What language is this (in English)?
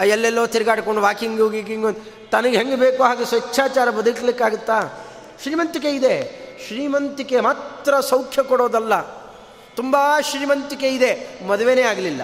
Kannada